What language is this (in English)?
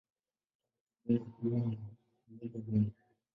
Swahili